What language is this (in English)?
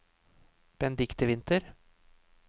Norwegian